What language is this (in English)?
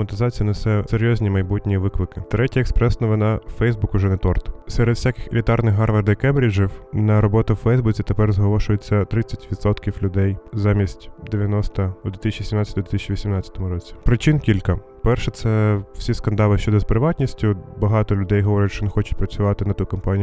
Ukrainian